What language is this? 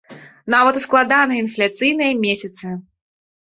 Belarusian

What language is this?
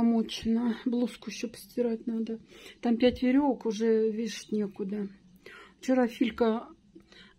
Russian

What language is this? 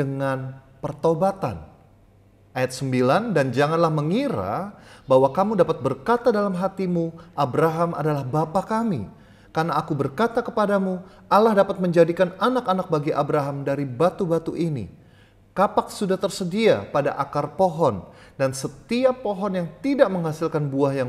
Indonesian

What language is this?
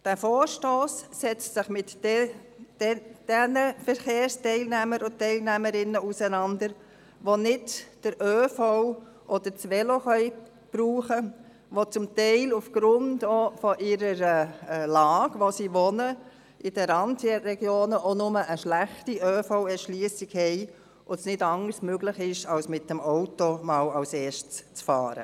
Swiss German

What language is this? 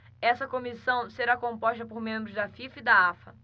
Portuguese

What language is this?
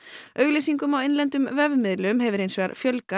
Icelandic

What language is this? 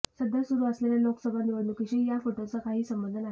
Marathi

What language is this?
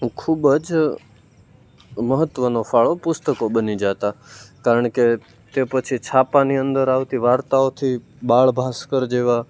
Gujarati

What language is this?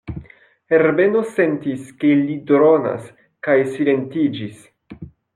Esperanto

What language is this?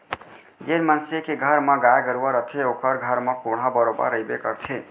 Chhattisgarhi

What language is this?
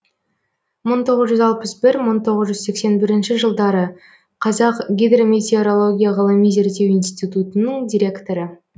Kazakh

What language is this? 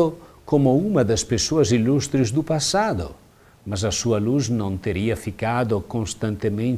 Portuguese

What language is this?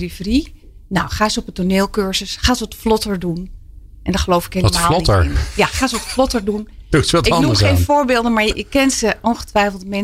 Dutch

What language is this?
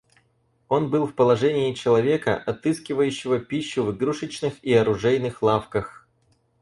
Russian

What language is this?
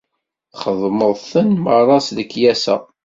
Kabyle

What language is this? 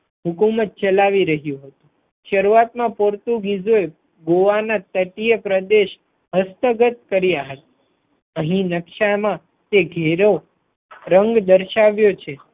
Gujarati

